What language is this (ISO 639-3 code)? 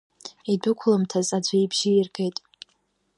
abk